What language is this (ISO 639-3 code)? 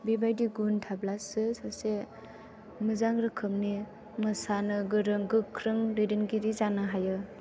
brx